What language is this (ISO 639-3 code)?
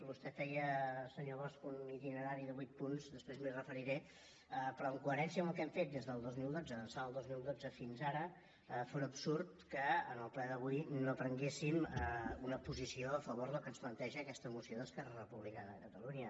cat